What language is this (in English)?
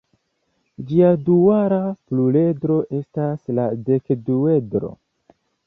Esperanto